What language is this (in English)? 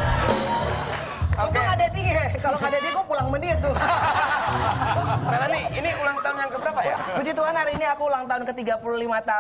Indonesian